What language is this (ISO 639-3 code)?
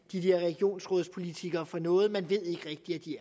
dan